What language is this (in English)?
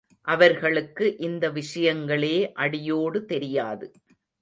Tamil